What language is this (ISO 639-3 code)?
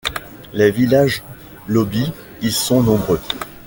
fra